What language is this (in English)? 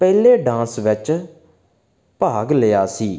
Punjabi